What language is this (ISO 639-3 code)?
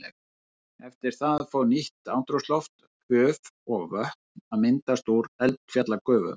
isl